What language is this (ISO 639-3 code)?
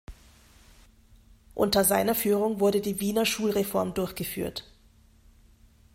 deu